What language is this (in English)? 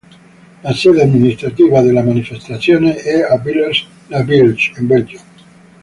Italian